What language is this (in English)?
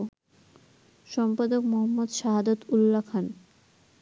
Bangla